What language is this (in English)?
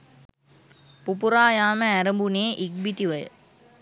Sinhala